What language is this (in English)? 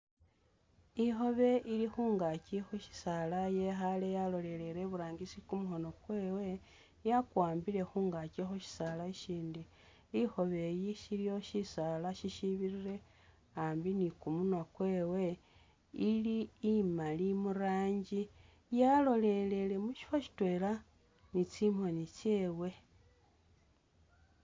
Masaaba